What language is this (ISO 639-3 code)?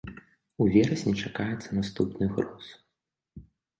bel